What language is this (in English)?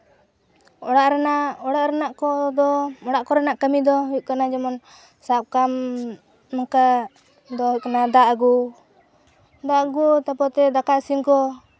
Santali